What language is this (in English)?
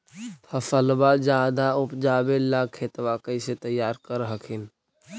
Magahi